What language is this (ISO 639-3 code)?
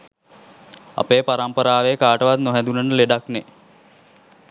sin